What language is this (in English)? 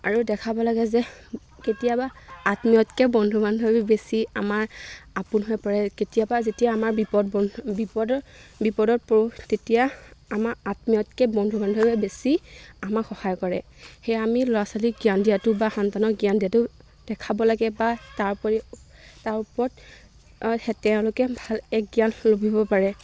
Assamese